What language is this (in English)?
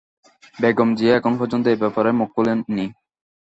Bangla